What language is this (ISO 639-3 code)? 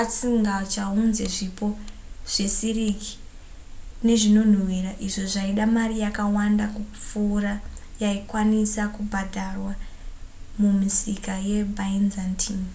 sna